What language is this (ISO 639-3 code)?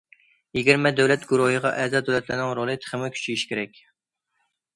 uig